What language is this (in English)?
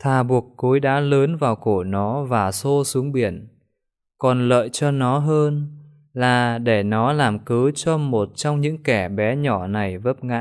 Vietnamese